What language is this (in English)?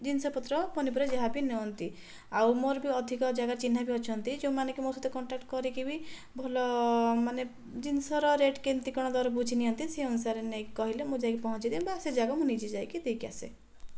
Odia